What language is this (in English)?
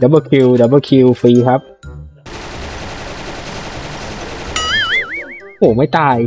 Thai